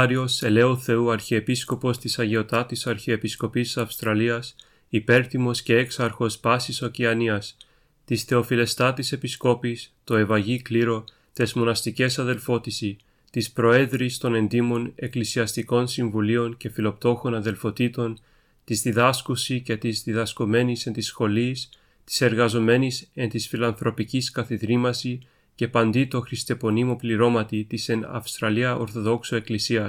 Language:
Greek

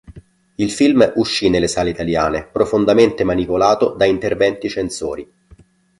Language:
Italian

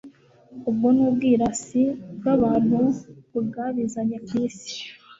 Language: Kinyarwanda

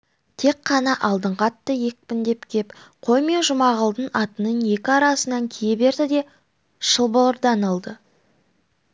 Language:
Kazakh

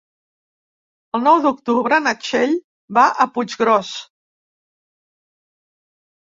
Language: Catalan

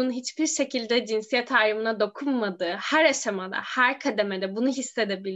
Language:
Turkish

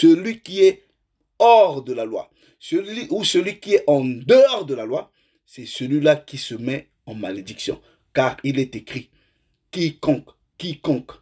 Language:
French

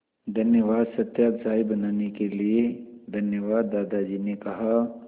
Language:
Hindi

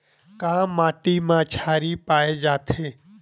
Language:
Chhattisgarhi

